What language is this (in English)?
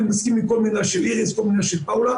Hebrew